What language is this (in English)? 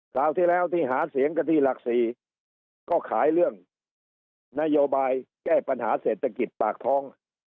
Thai